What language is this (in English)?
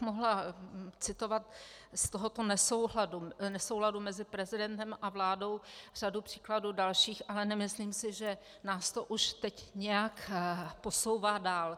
Czech